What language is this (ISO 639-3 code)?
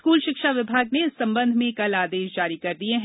hin